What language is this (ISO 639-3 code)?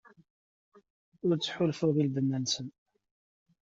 kab